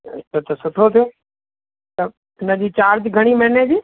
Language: Sindhi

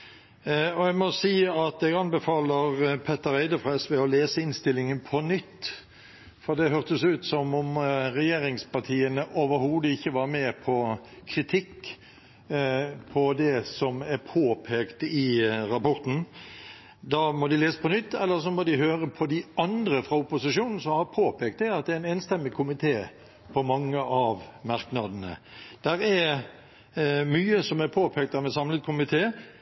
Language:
Norwegian Bokmål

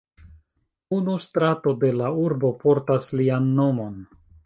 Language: Esperanto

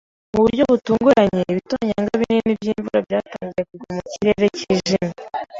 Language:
Kinyarwanda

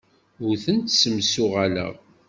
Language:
Kabyle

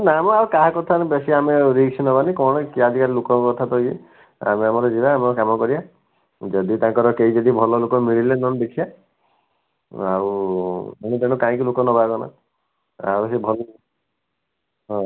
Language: Odia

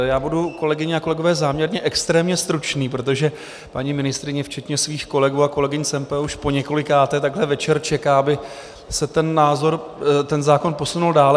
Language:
Czech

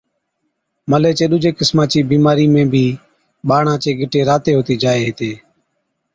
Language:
Od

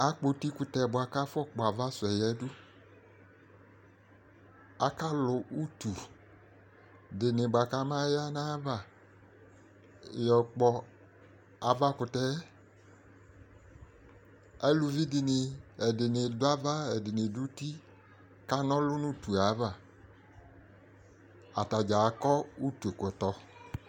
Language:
Ikposo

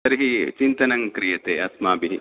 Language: Sanskrit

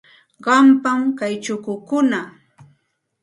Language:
Santa Ana de Tusi Pasco Quechua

